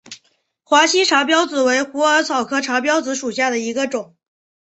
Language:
Chinese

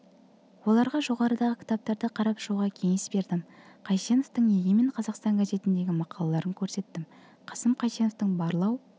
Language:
Kazakh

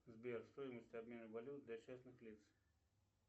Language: Russian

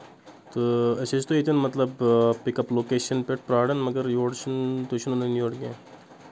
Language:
Kashmiri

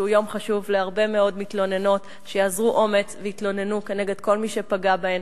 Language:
Hebrew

